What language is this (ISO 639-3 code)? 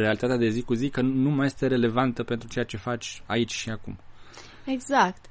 ron